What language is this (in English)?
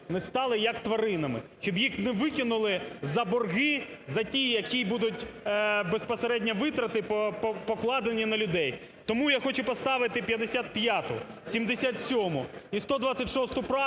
Ukrainian